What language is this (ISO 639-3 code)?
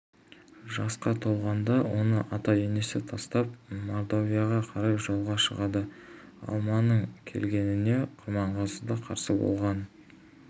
kaz